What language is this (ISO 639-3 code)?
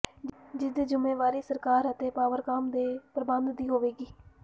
pan